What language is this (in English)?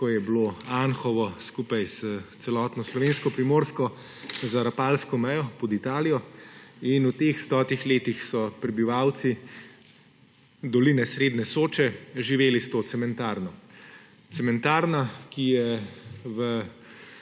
Slovenian